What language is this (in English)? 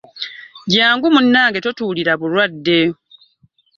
Ganda